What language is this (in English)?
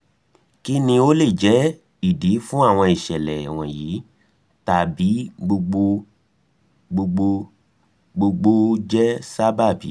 Yoruba